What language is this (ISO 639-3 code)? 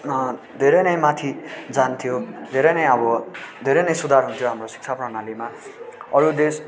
nep